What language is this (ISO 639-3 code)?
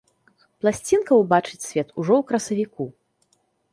bel